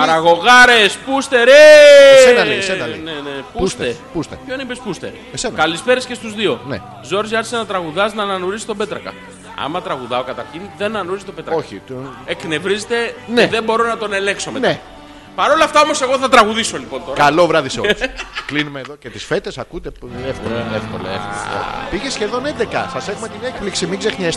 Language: Greek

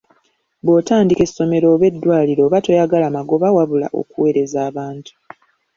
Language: Ganda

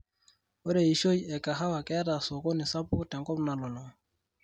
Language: Masai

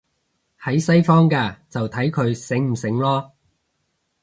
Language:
Cantonese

